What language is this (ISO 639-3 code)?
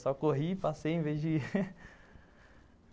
por